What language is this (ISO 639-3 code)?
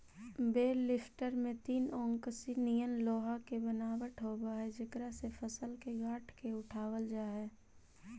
mag